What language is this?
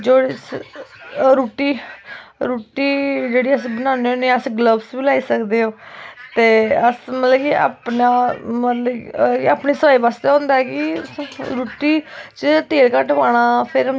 Dogri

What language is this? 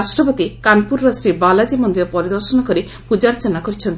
Odia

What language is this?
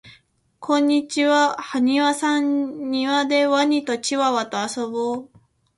Japanese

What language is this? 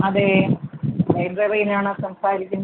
Malayalam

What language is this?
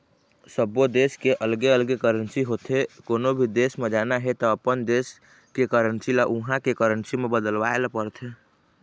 Chhattisgarhi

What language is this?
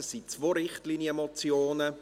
Swiss German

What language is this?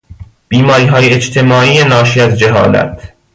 Persian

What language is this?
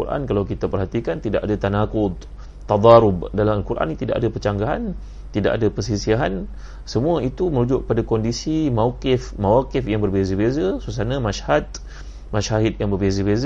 Malay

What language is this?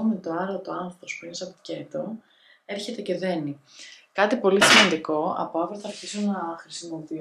Greek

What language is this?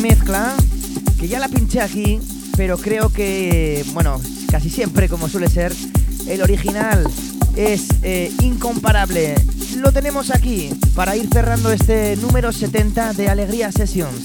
Spanish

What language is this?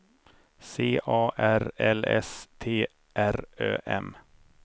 Swedish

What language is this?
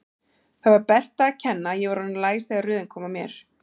Icelandic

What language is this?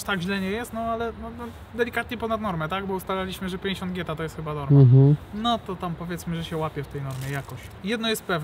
Polish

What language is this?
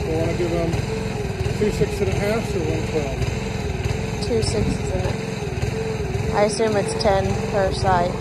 English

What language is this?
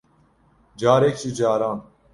Kurdish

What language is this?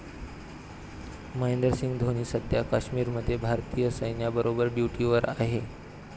Marathi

